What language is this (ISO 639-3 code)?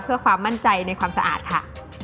tha